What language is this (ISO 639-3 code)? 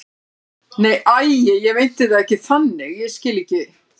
isl